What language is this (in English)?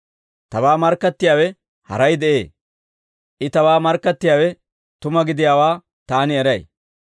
Dawro